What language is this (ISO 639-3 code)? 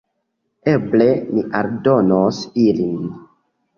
epo